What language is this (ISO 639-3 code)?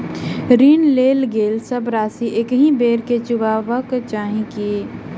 mai